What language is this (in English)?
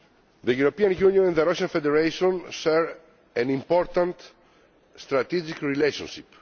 English